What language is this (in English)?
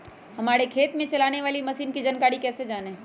Magahi